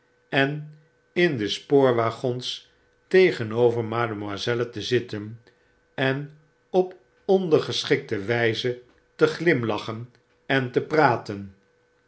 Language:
Dutch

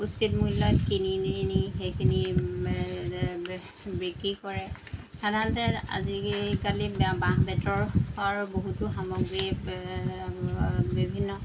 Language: Assamese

